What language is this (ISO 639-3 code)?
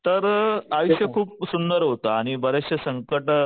mar